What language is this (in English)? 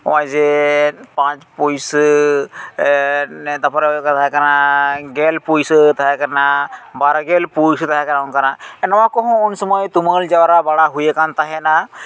Santali